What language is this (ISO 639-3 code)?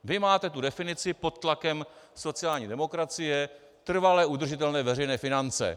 ces